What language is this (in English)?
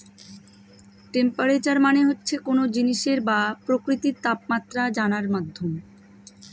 Bangla